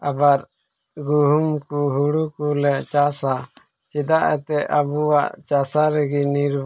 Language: Santali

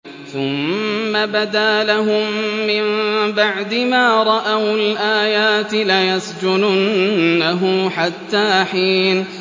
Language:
Arabic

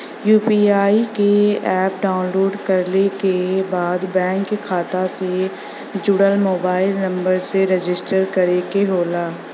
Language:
Bhojpuri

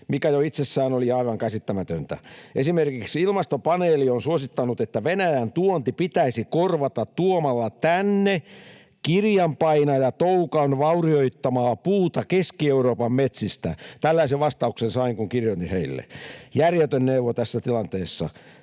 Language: Finnish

